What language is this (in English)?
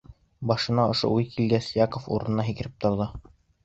Bashkir